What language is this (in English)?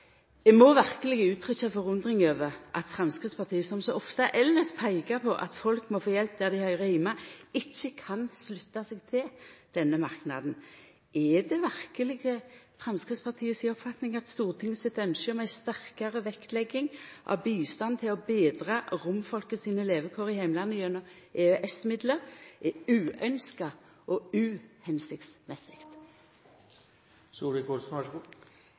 Norwegian Nynorsk